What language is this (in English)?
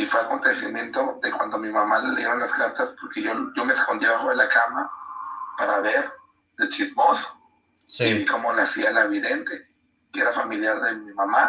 Spanish